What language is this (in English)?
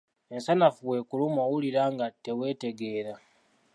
Ganda